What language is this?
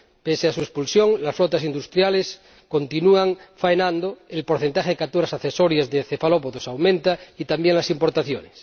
Spanish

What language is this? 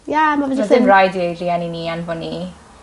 Welsh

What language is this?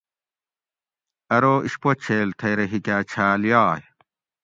Gawri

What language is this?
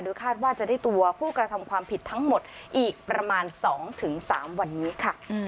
Thai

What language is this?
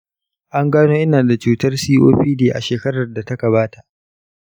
Hausa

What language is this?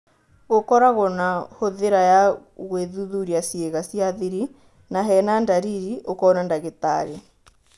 Kikuyu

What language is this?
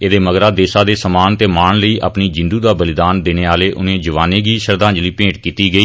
Dogri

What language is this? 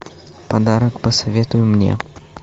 Russian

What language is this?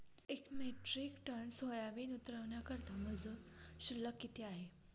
Marathi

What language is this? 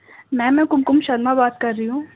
Urdu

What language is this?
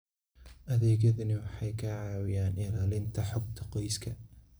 Somali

